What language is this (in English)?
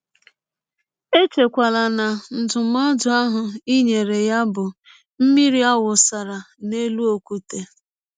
Igbo